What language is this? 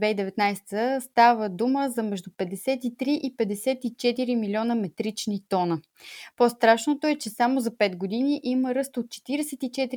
Bulgarian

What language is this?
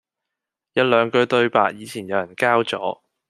Cantonese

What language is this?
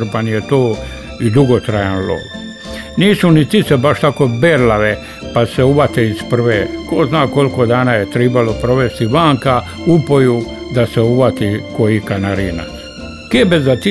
Croatian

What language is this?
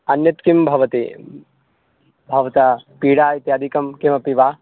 Sanskrit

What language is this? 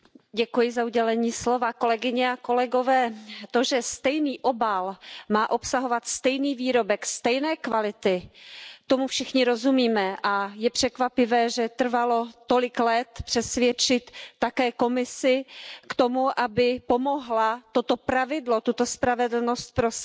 Czech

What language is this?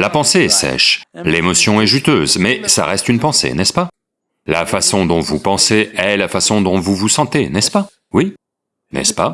French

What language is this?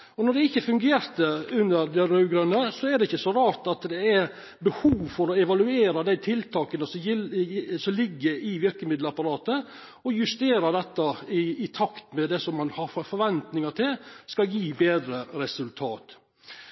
Norwegian Nynorsk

